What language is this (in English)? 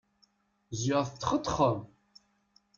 Kabyle